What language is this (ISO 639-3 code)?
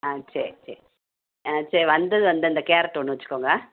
tam